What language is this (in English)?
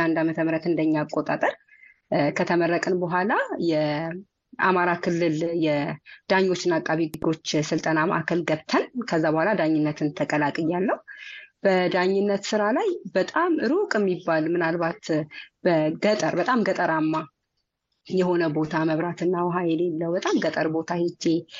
Amharic